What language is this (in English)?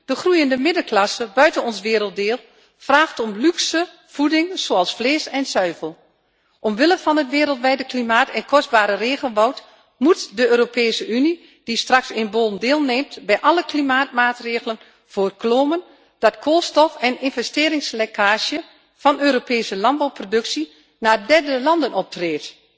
Dutch